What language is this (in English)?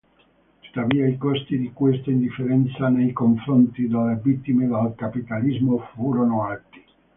Italian